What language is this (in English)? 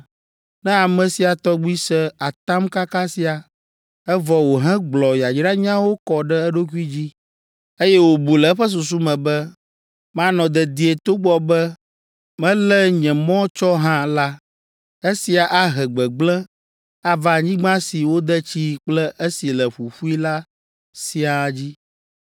Ewe